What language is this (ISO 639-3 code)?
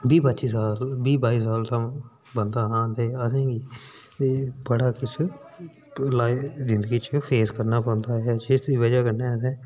doi